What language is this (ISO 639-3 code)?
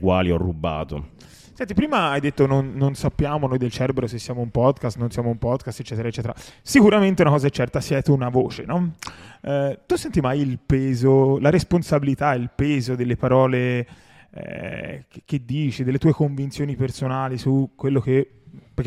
ita